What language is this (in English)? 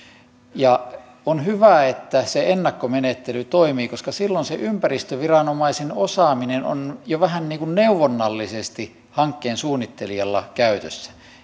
Finnish